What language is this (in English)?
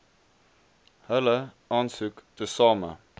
Afrikaans